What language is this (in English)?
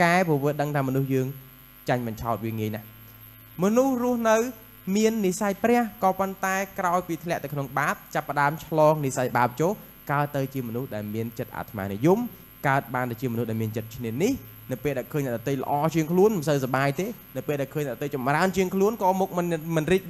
Thai